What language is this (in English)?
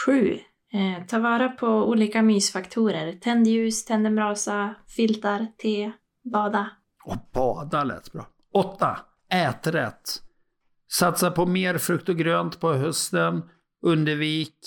Swedish